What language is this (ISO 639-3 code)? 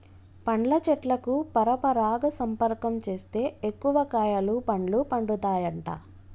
tel